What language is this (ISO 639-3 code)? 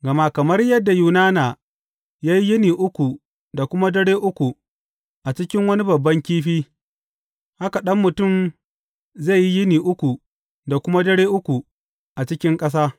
hau